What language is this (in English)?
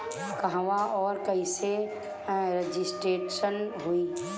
Bhojpuri